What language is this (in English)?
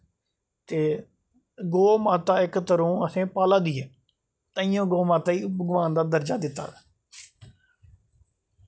Dogri